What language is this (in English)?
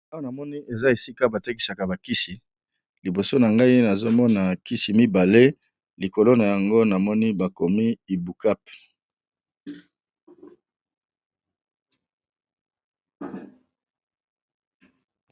Lingala